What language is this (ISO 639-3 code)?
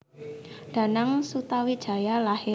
jav